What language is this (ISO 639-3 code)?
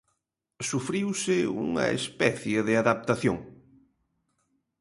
glg